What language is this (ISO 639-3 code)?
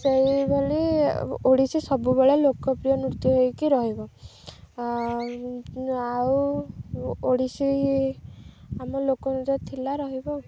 ori